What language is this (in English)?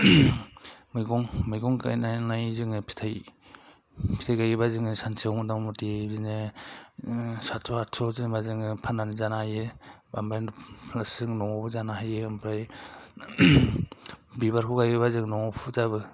Bodo